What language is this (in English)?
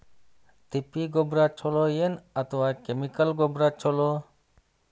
Kannada